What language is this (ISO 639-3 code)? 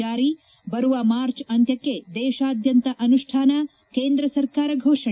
kan